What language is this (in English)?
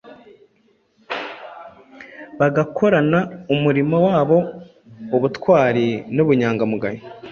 Kinyarwanda